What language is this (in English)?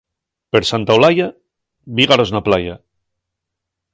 Asturian